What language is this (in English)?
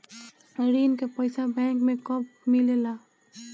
Bhojpuri